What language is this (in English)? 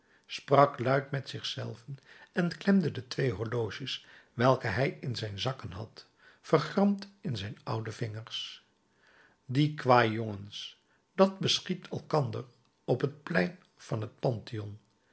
Dutch